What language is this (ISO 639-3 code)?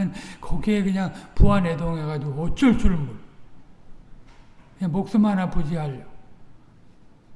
kor